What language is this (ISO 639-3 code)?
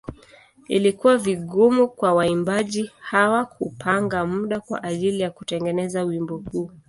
swa